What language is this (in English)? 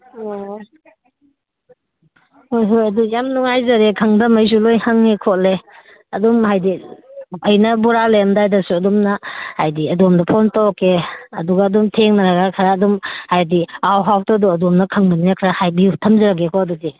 Manipuri